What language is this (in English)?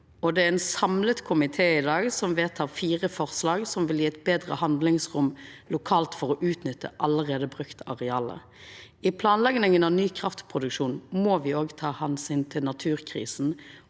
Norwegian